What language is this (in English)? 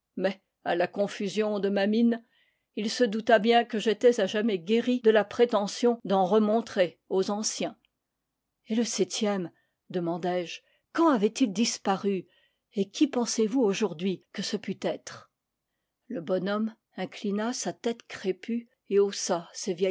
French